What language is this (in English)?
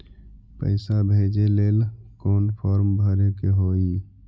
Magahi